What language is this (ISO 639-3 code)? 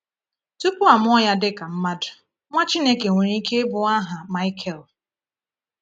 ibo